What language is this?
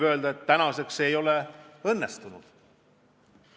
Estonian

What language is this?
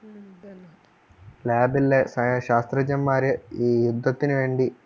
Malayalam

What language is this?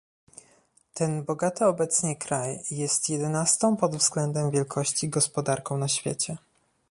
Polish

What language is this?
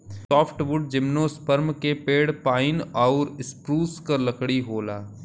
Bhojpuri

